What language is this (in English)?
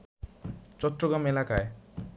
Bangla